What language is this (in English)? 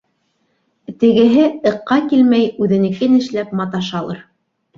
Bashkir